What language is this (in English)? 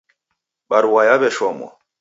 Taita